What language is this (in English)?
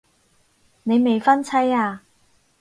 Cantonese